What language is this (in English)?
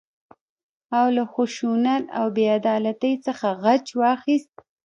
Pashto